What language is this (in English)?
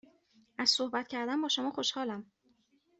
Persian